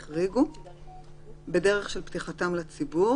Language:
Hebrew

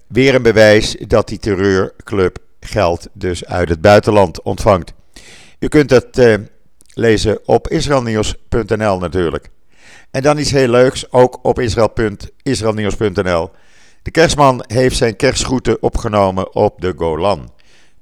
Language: Dutch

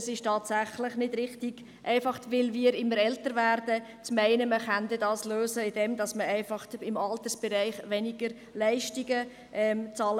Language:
Swiss German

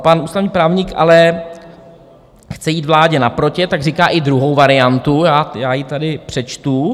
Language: Czech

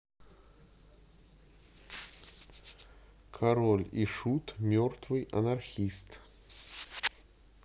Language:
Russian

